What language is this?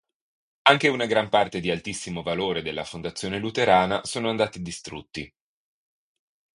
Italian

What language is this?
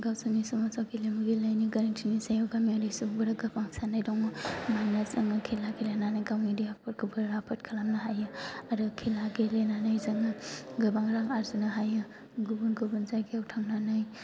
Bodo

